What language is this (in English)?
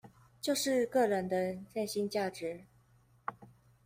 Chinese